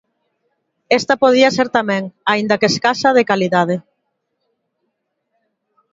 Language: Galician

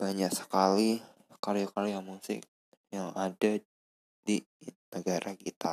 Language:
Indonesian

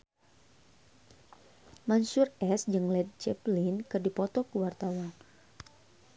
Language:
Sundanese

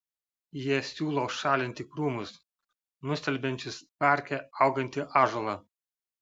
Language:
Lithuanian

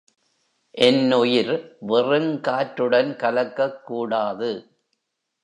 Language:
Tamil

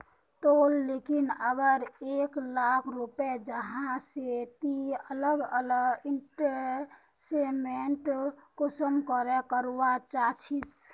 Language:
Magahi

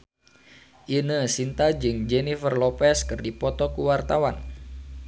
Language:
Sundanese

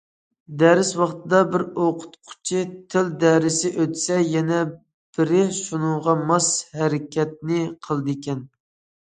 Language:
Uyghur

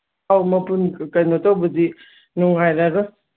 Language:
Manipuri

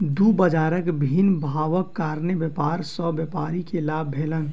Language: Maithili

